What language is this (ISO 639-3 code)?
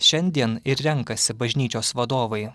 lit